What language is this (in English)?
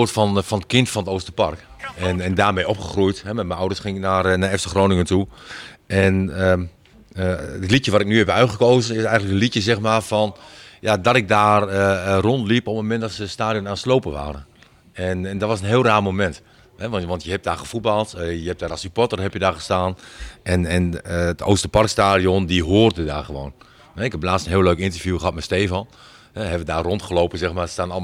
Dutch